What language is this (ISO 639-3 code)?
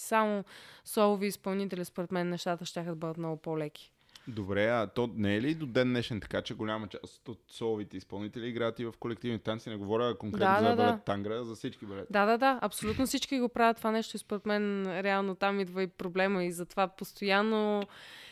bul